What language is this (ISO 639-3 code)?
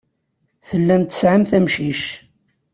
kab